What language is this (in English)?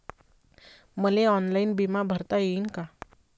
Marathi